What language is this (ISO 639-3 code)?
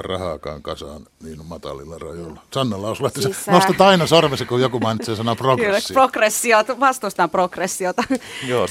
fin